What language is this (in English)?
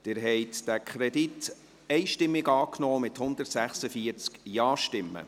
Swiss German